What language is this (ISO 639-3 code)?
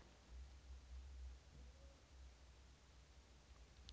rus